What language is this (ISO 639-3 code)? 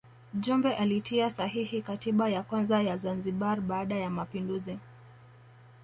swa